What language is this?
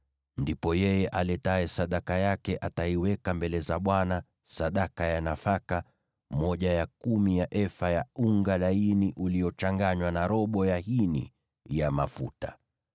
Swahili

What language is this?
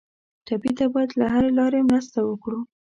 Pashto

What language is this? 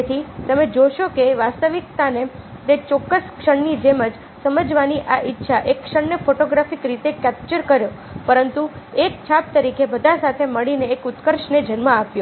Gujarati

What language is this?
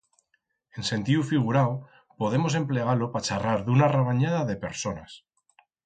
Aragonese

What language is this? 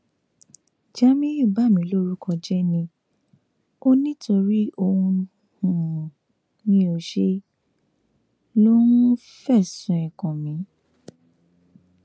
Yoruba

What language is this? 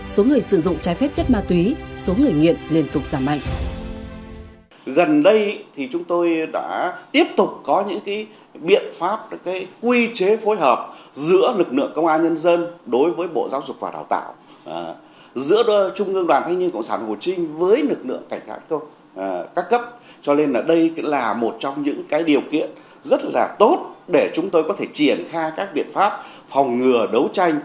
Vietnamese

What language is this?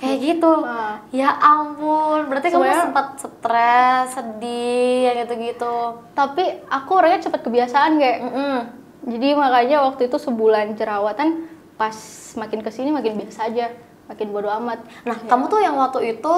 Indonesian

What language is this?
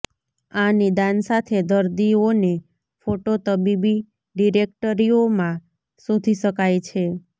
Gujarati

